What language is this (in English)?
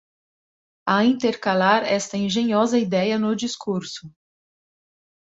Portuguese